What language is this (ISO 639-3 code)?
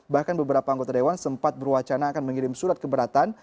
ind